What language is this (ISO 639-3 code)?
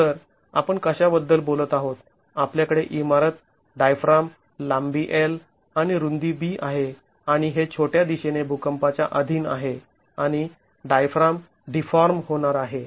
mar